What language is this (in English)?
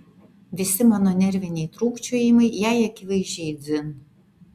Lithuanian